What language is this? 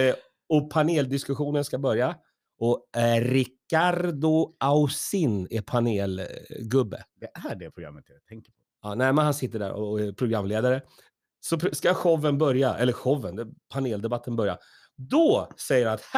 Swedish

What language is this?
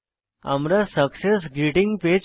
Bangla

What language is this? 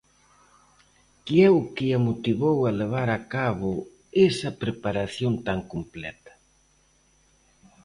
Galician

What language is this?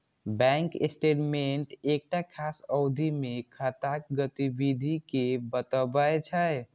Maithili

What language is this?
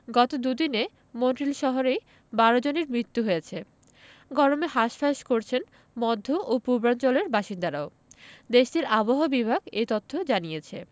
Bangla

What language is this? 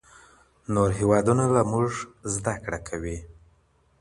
Pashto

